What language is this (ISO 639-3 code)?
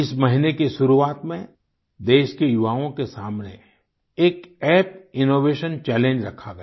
hin